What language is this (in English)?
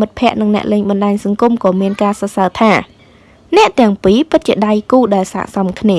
Vietnamese